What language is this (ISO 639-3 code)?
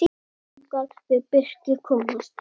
isl